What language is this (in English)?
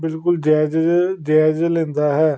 Punjabi